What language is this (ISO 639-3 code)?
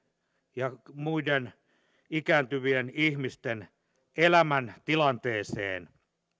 fin